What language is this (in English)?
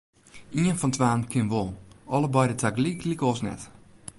Western Frisian